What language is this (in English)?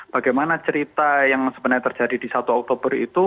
Indonesian